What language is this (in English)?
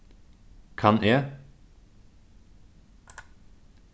Faroese